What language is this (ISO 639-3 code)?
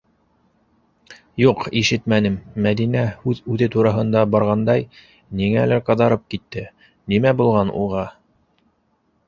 bak